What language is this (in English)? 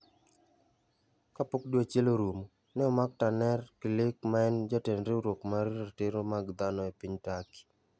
Luo (Kenya and Tanzania)